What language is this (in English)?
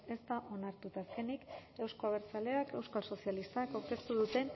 Basque